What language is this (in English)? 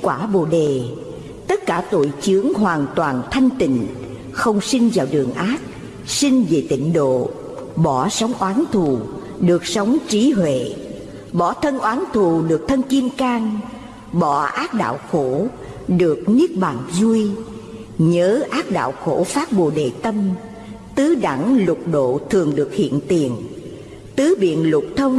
Vietnamese